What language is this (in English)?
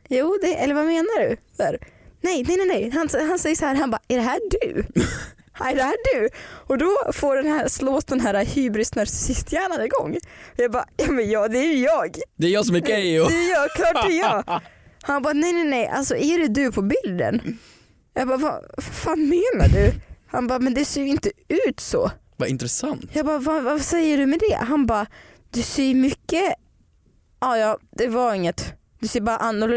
Swedish